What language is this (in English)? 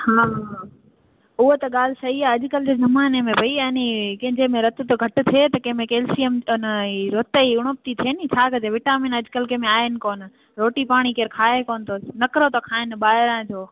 Sindhi